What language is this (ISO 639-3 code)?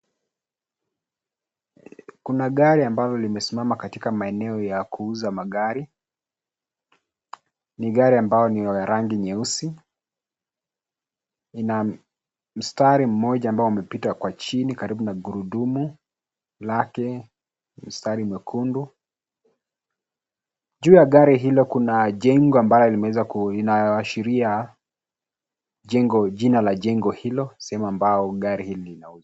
swa